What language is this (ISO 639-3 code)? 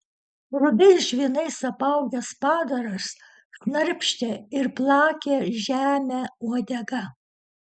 lit